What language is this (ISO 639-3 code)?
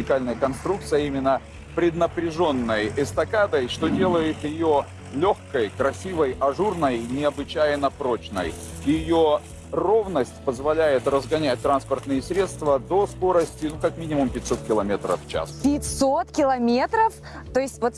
rus